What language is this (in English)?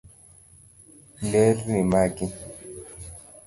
Luo (Kenya and Tanzania)